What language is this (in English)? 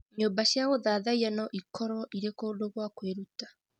Kikuyu